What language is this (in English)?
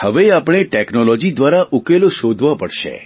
Gujarati